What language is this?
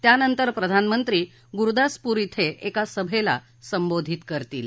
Marathi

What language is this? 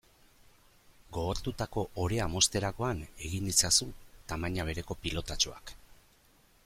Basque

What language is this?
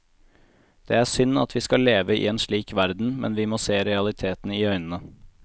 Norwegian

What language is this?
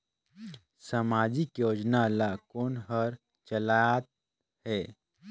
Chhattisgarhi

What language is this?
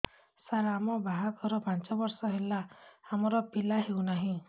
Odia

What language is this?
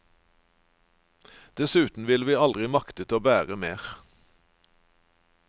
Norwegian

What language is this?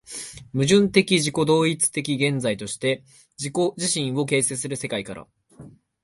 Japanese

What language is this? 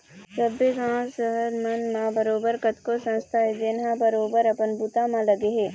Chhattisgarhi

